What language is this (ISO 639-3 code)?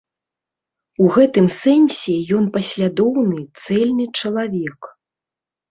bel